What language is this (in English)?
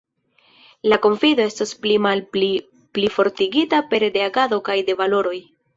Esperanto